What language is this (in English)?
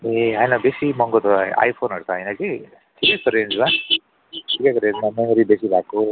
Nepali